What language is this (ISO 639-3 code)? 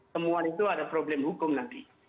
ind